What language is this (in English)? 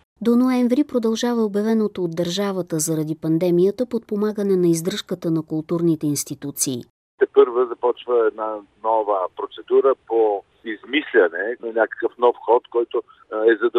Bulgarian